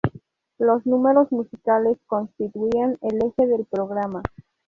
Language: Spanish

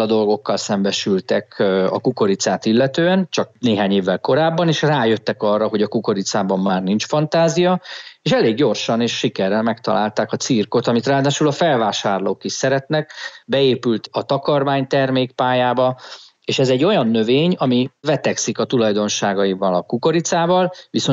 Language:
Hungarian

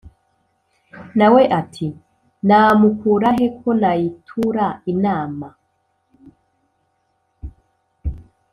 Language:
Kinyarwanda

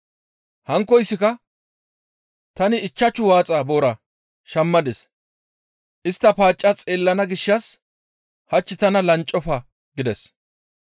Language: Gamo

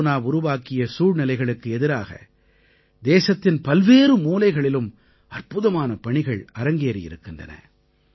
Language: Tamil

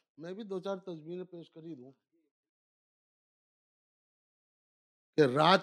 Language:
Urdu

